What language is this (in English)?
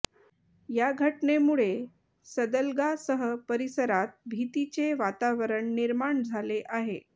Marathi